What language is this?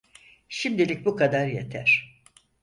Turkish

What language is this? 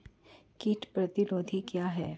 Hindi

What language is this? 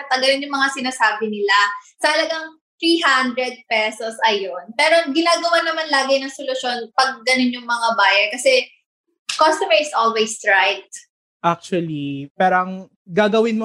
Filipino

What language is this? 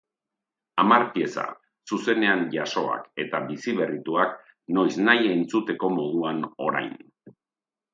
Basque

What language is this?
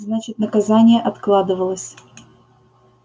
Russian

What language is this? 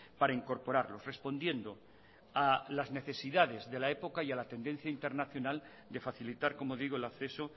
Spanish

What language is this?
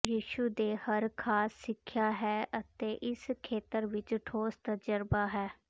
Punjabi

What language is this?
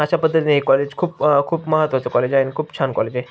Marathi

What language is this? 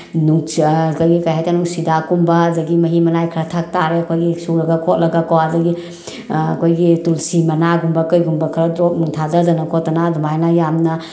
Manipuri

